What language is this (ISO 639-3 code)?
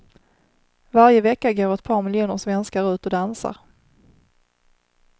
swe